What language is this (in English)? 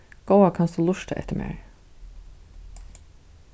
Faroese